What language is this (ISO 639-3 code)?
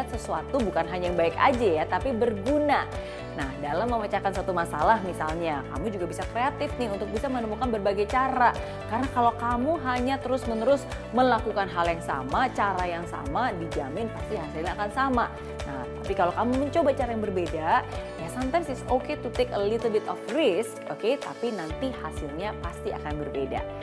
ind